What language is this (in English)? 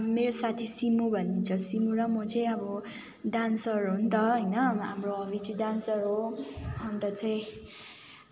Nepali